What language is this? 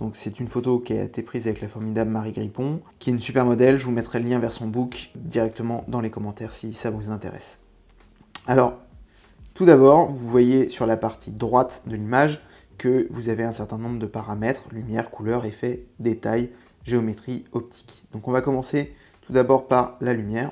French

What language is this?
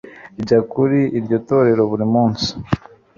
Kinyarwanda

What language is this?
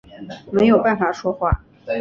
Chinese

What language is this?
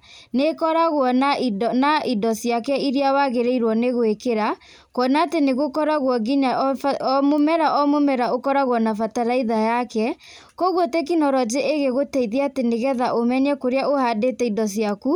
Kikuyu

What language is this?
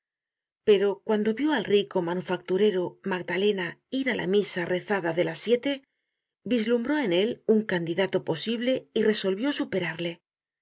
Spanish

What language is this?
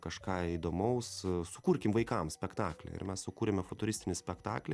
Lithuanian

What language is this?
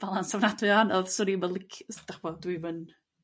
Welsh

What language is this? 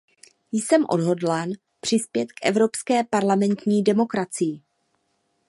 Czech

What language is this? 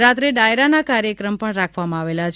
Gujarati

